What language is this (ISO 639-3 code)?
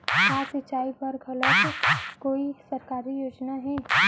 hne